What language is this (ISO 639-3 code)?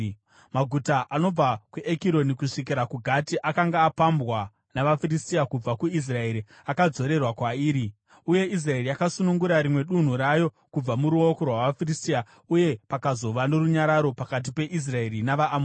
sna